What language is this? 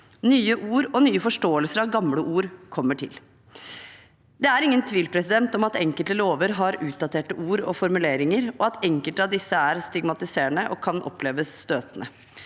Norwegian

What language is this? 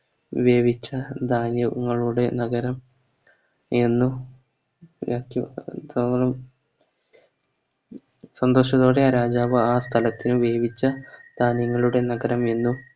Malayalam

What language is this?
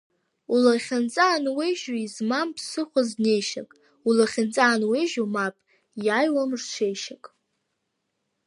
Abkhazian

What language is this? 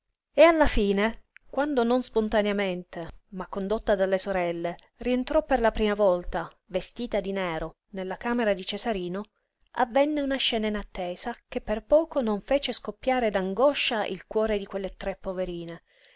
Italian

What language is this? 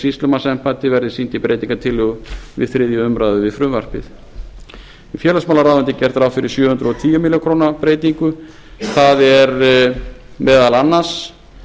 Icelandic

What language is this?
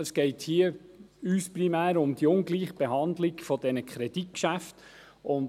Swiss German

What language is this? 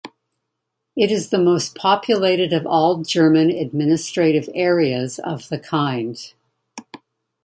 English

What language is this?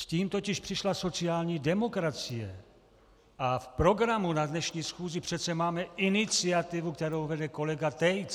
Czech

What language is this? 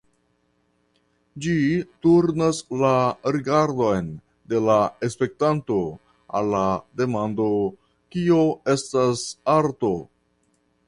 Esperanto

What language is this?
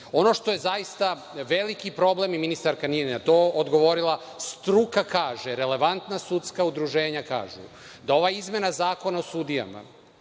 Serbian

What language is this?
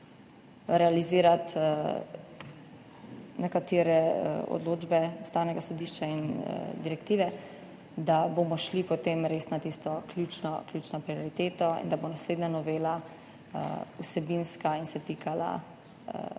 Slovenian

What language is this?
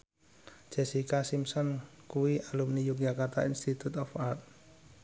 Javanese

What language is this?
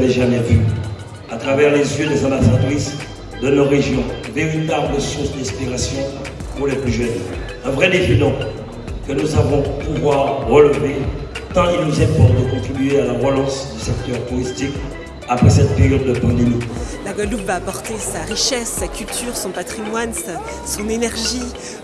French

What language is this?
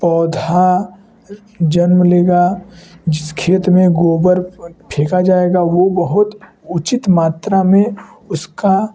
Hindi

